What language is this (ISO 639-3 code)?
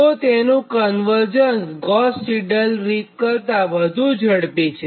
guj